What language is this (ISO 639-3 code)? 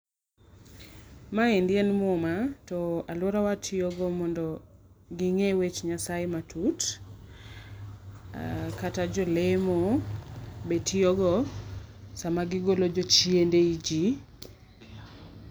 luo